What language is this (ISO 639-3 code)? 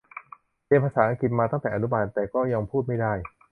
tha